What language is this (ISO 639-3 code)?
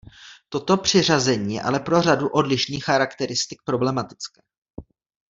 ces